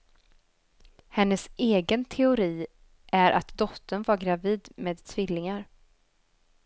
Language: Swedish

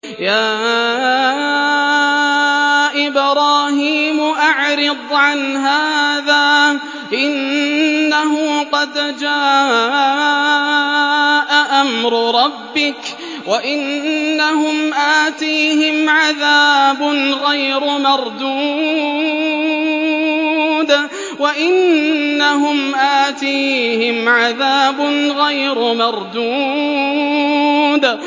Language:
Arabic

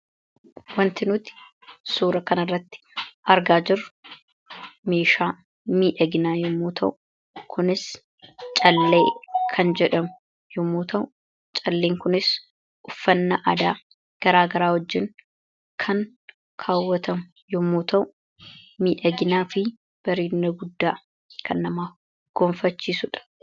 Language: Oromo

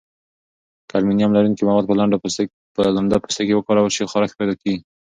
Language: Pashto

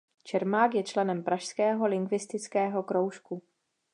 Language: Czech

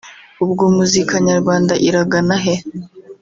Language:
Kinyarwanda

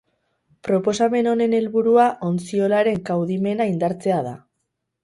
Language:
Basque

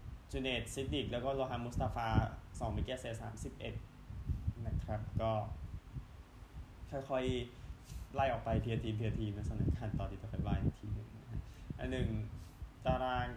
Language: Thai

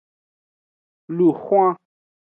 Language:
Aja (Benin)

